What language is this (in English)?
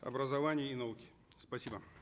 Kazakh